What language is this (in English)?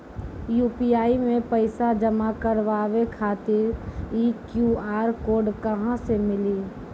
Maithili